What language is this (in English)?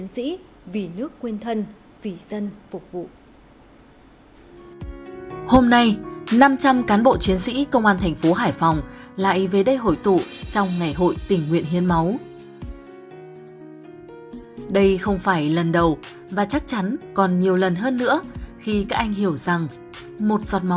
Vietnamese